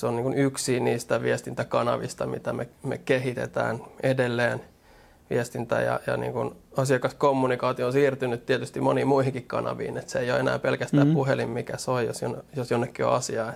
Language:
Finnish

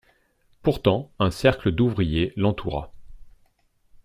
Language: French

